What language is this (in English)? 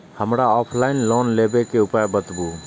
Maithili